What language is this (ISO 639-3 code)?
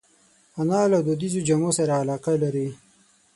pus